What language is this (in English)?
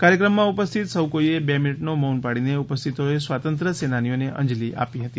Gujarati